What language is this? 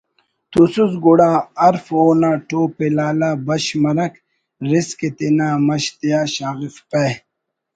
Brahui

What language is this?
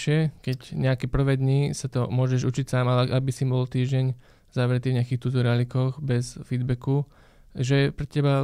Slovak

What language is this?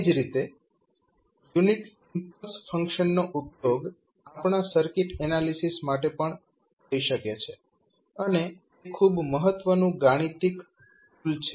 Gujarati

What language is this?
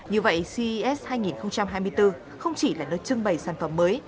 Vietnamese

